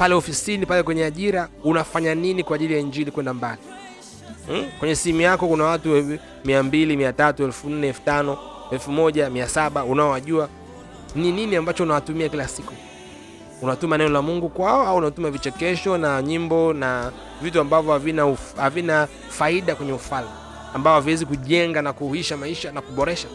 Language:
Swahili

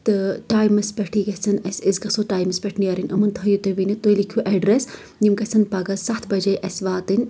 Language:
Kashmiri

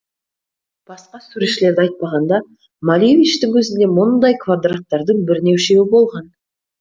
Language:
Kazakh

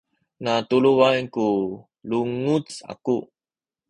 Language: Sakizaya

